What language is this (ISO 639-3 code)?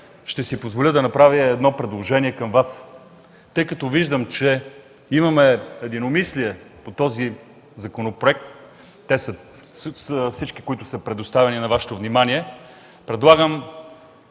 bul